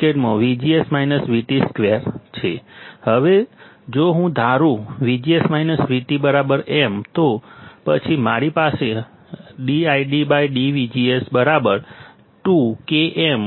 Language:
Gujarati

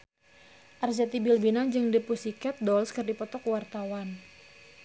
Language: Sundanese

